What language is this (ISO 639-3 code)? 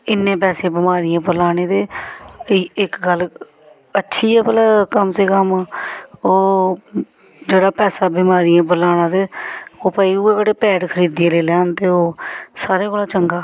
doi